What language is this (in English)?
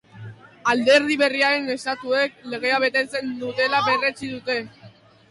Basque